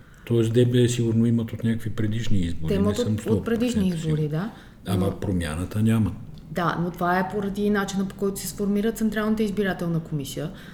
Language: Bulgarian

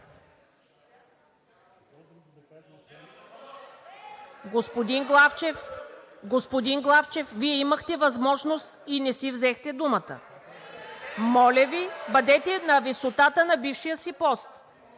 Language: Bulgarian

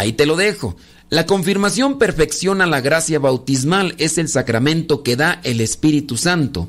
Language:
Spanish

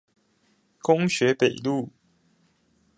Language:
Chinese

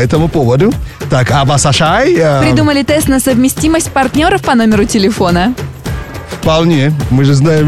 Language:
Russian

